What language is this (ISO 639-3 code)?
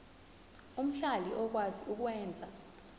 zul